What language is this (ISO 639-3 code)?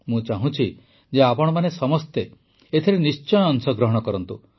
ori